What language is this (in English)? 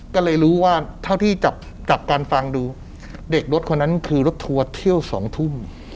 Thai